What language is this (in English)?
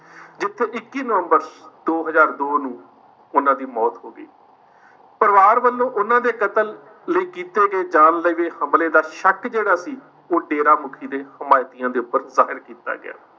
Punjabi